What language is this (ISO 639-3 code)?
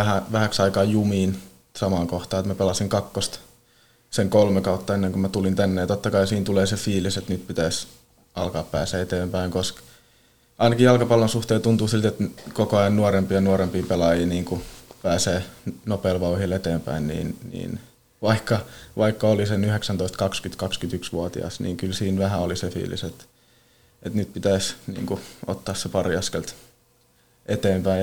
fin